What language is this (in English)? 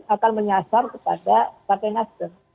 Indonesian